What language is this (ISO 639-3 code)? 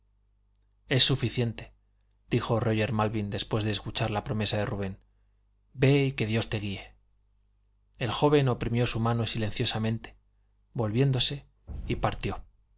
spa